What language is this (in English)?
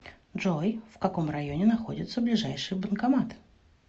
Russian